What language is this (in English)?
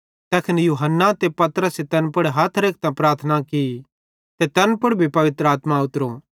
Bhadrawahi